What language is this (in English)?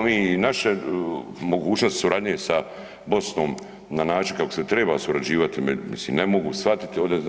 Croatian